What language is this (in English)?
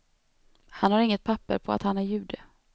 Swedish